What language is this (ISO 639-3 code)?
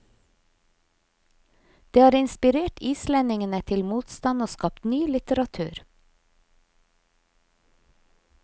nor